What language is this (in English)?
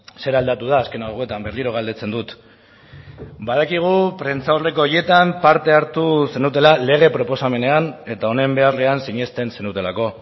Basque